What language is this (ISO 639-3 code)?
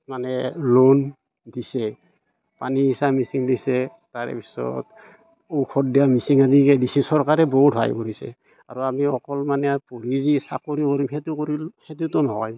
asm